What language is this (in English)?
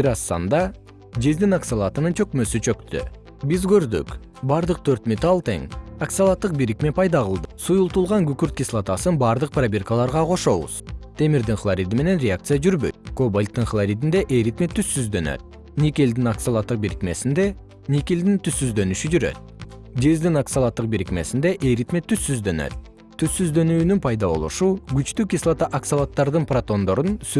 Kyrgyz